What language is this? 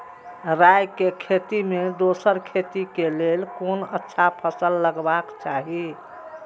Maithili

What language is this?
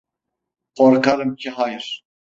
Turkish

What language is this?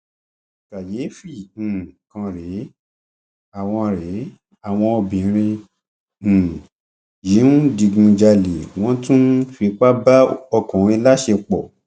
Yoruba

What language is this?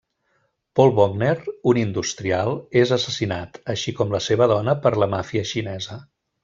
Catalan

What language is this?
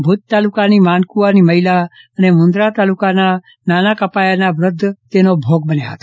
Gujarati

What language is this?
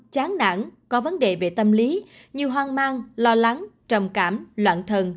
Vietnamese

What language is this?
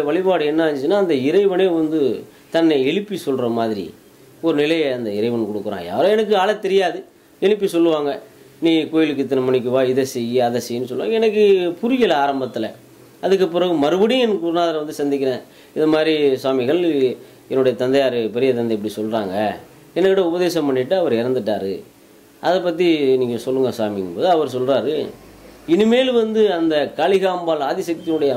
Korean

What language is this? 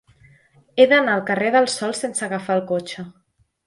Catalan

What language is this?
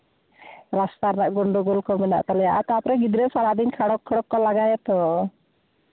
Santali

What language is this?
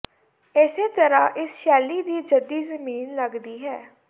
Punjabi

